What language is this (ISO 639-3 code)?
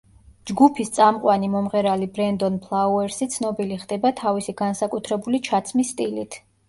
kat